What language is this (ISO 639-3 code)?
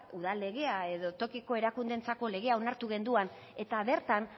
eus